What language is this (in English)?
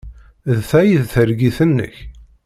Kabyle